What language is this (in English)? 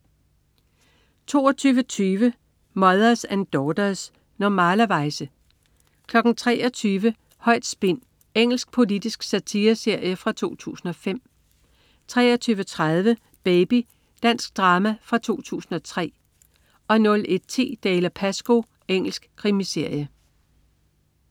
Danish